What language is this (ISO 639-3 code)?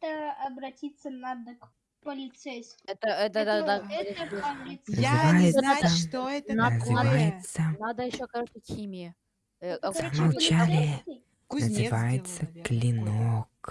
rus